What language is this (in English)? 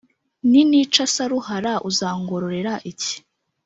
Kinyarwanda